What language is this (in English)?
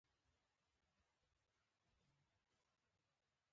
Pashto